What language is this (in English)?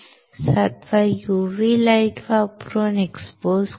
Marathi